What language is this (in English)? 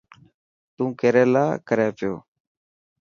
Dhatki